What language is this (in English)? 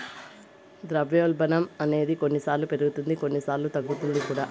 Telugu